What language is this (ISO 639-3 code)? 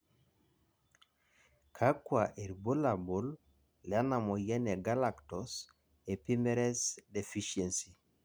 mas